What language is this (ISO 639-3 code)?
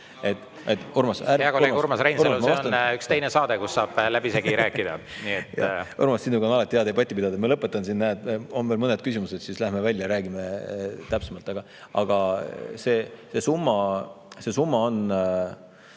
est